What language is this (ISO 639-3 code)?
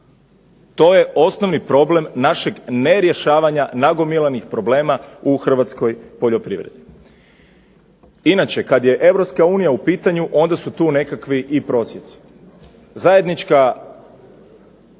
hrv